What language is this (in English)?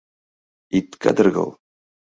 Mari